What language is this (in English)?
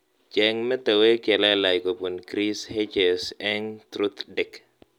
Kalenjin